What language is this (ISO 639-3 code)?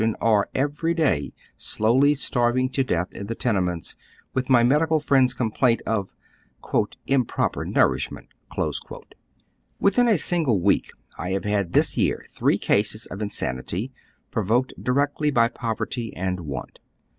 eng